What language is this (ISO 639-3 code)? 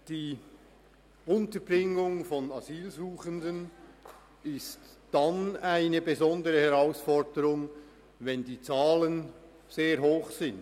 gsw